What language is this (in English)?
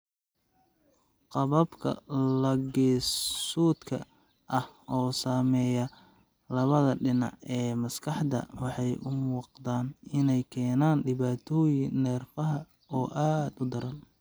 Somali